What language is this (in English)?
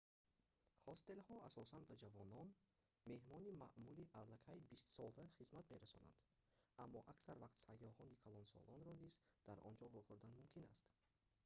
Tajik